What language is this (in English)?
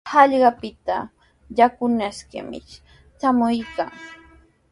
Sihuas Ancash Quechua